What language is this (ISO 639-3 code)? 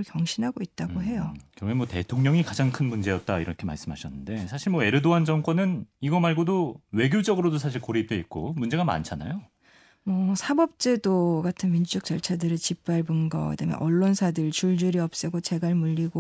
kor